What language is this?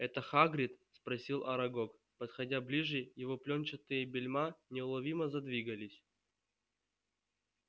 Russian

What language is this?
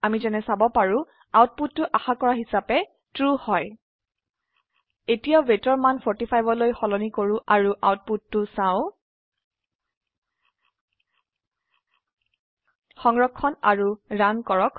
Assamese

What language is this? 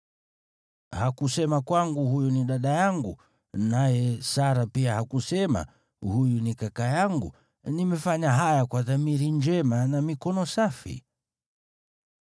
Swahili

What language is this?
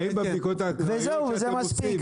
Hebrew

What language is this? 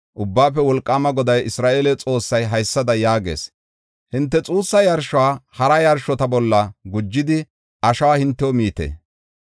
Gofa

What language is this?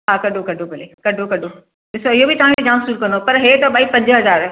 Sindhi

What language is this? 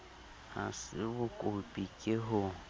Southern Sotho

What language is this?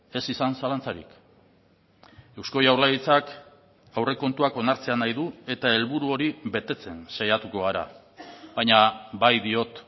Basque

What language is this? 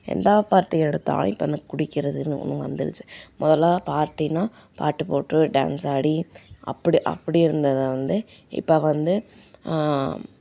Tamil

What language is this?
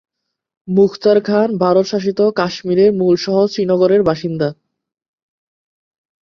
Bangla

